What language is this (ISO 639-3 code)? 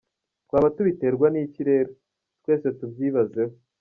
kin